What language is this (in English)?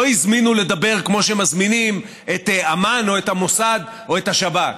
Hebrew